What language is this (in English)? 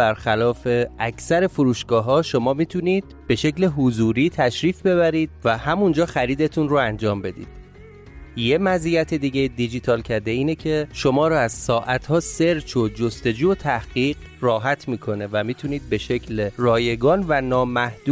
Persian